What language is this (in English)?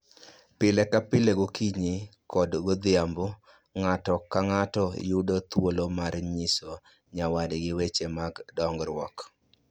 Luo (Kenya and Tanzania)